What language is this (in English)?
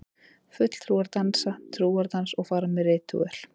Icelandic